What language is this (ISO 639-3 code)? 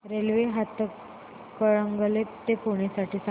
mar